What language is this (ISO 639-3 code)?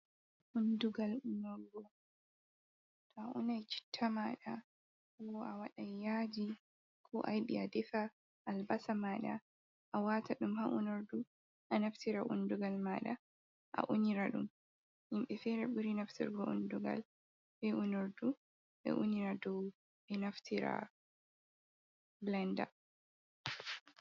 ful